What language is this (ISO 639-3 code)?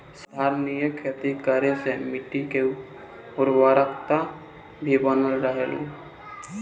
bho